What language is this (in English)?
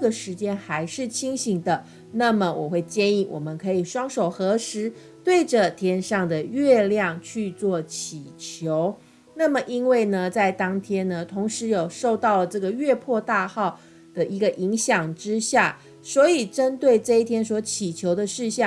Chinese